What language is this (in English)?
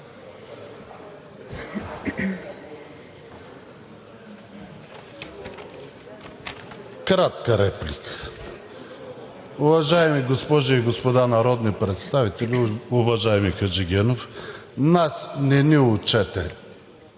Bulgarian